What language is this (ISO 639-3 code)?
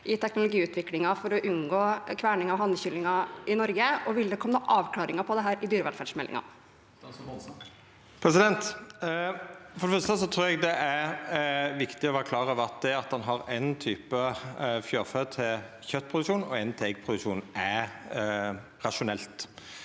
nor